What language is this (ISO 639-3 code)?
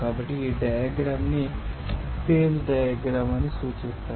tel